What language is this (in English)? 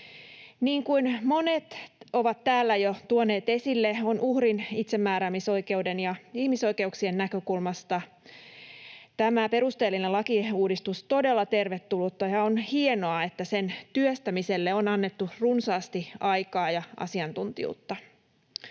Finnish